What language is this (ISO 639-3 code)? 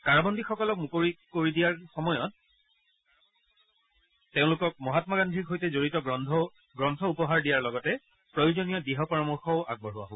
asm